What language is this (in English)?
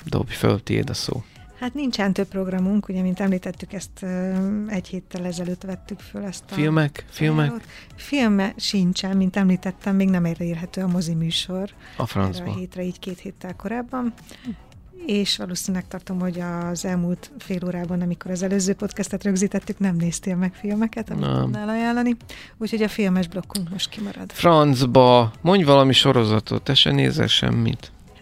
Hungarian